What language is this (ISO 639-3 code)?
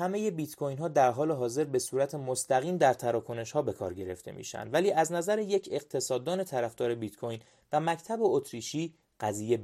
fas